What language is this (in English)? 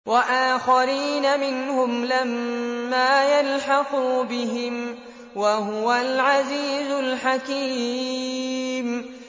Arabic